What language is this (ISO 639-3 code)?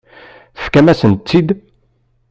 kab